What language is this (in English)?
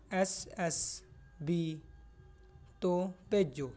Punjabi